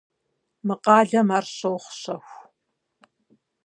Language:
Kabardian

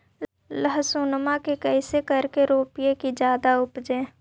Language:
Magahi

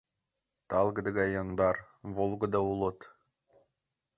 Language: Mari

